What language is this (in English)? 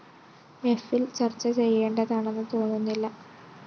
Malayalam